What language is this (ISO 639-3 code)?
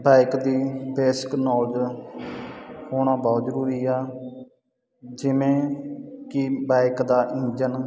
pan